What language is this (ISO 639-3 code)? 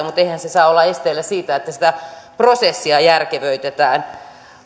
fin